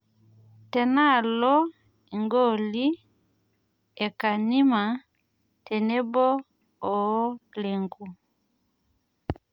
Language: Masai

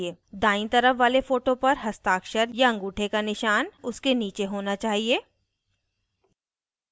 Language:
Hindi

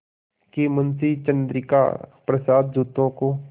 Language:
Hindi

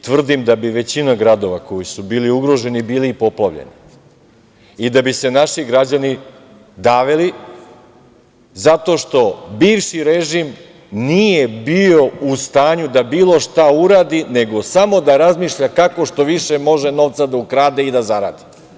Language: Serbian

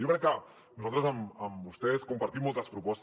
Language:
Catalan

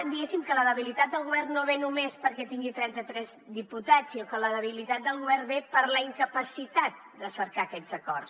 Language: Catalan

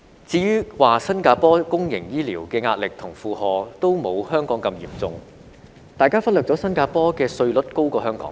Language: Cantonese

